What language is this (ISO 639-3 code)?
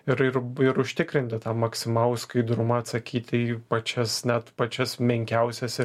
lit